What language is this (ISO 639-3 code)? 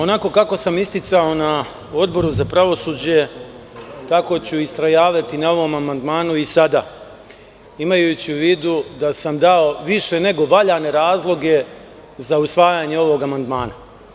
srp